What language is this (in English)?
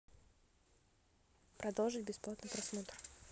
Russian